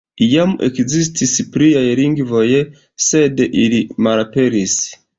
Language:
Esperanto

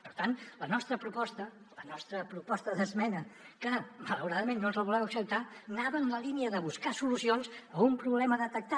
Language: Catalan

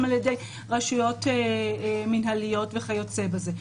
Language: Hebrew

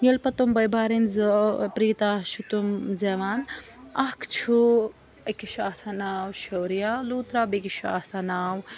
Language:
Kashmiri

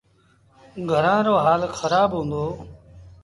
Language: Sindhi Bhil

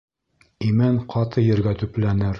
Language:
Bashkir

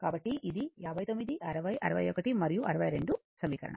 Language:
Telugu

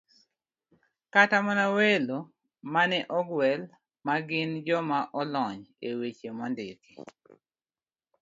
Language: Luo (Kenya and Tanzania)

